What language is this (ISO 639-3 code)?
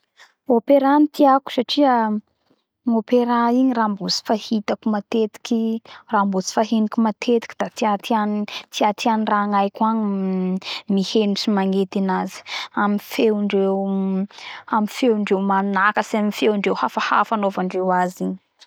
bhr